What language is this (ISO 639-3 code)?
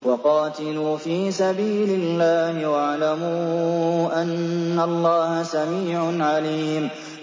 ara